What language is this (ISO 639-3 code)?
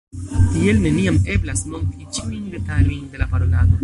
epo